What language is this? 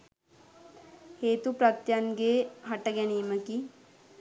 Sinhala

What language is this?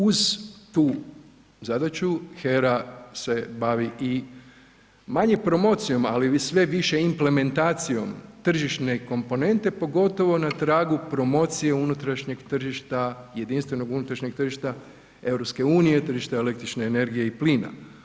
Croatian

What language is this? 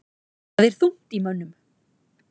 Icelandic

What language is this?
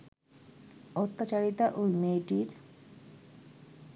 Bangla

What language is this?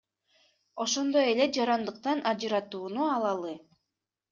Kyrgyz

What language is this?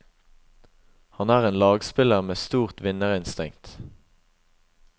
Norwegian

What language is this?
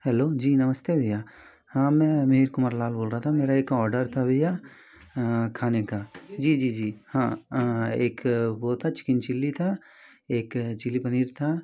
Hindi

